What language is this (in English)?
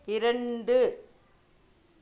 Tamil